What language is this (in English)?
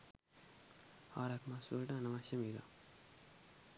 Sinhala